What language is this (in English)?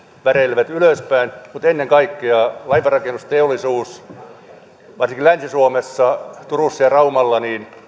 Finnish